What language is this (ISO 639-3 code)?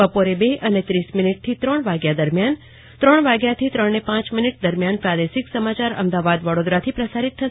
guj